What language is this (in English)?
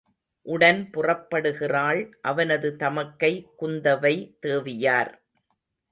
Tamil